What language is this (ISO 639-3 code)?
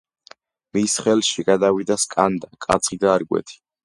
kat